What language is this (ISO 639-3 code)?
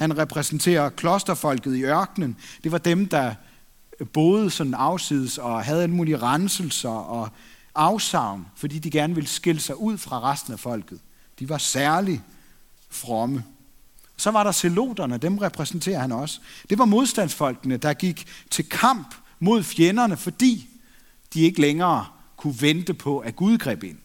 dan